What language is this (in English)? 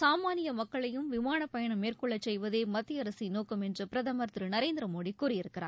Tamil